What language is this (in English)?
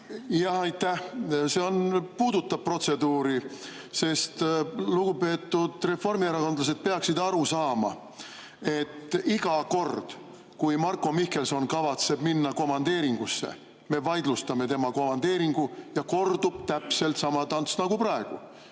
Estonian